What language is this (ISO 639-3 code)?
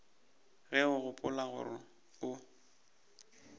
nso